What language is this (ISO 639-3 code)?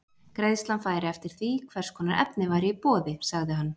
isl